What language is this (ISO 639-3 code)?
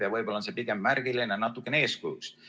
est